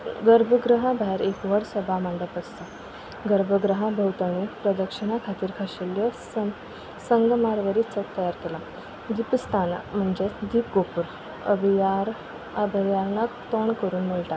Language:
Konkani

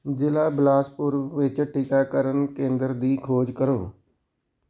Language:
Punjabi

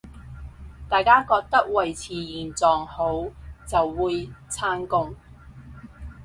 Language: Cantonese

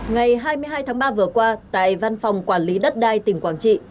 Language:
Vietnamese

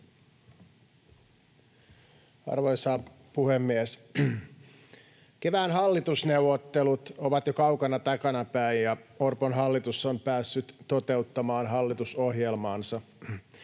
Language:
Finnish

